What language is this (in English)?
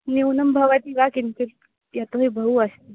Sanskrit